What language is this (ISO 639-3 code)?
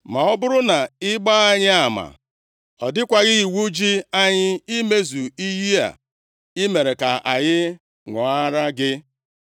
ibo